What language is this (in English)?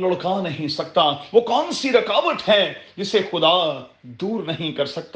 Urdu